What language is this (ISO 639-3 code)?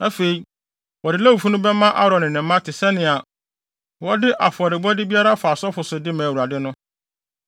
aka